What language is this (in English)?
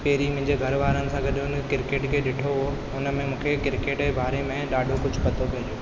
Sindhi